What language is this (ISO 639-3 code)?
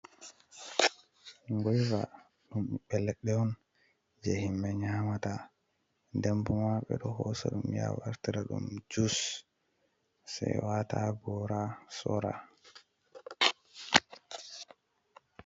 ful